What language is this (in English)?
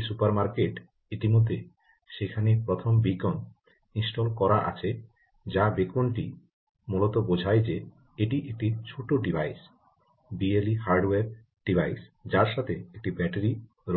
Bangla